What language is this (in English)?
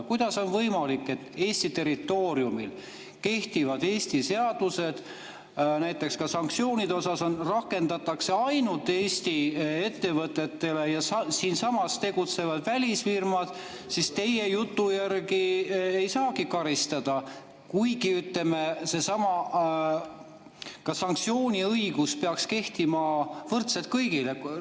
Estonian